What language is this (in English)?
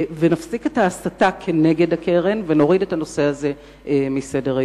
Hebrew